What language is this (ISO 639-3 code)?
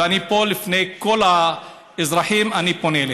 heb